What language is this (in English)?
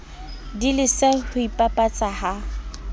Southern Sotho